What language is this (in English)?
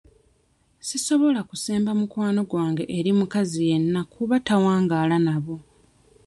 Ganda